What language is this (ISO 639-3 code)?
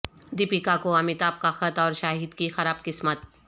urd